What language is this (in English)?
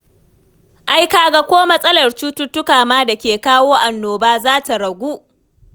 Hausa